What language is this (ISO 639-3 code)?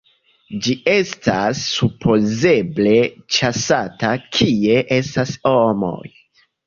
epo